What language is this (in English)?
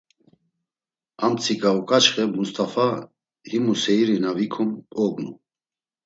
Laz